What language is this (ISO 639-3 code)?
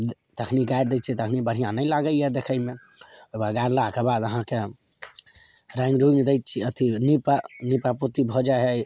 mai